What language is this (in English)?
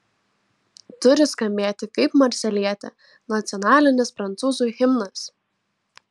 Lithuanian